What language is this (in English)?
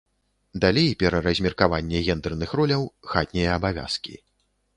Belarusian